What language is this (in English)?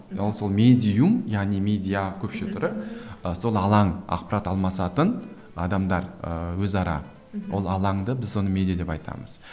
Kazakh